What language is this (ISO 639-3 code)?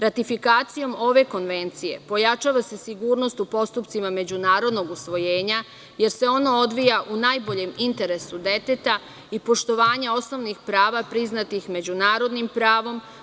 srp